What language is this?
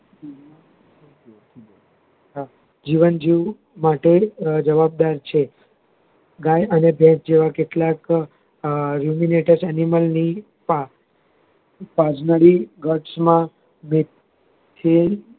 Gujarati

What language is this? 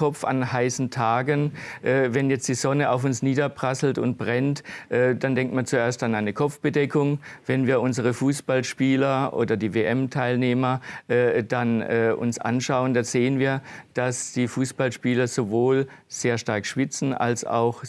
German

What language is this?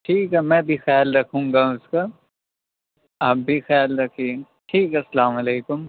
Urdu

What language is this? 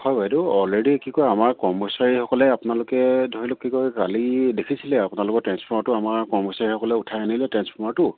Assamese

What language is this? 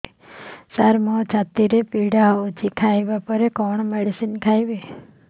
Odia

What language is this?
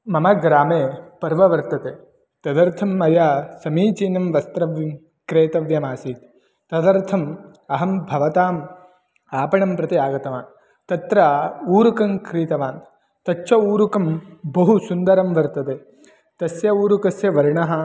Sanskrit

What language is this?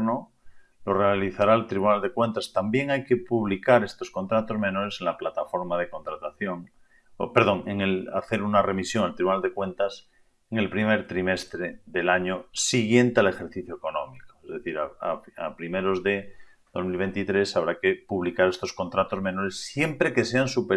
Spanish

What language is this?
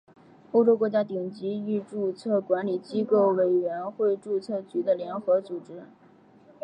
Chinese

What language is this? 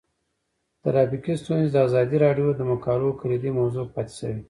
Pashto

